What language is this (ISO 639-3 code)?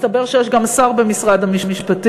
heb